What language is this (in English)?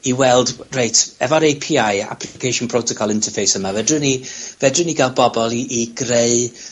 Welsh